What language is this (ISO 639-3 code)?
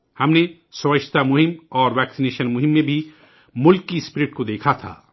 urd